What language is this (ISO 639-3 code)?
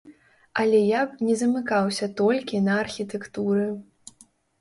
bel